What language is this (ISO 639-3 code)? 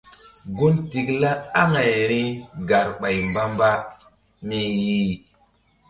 mdd